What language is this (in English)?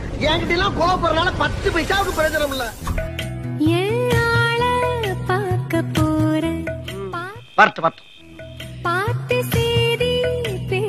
Arabic